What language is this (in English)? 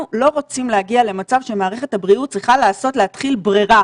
Hebrew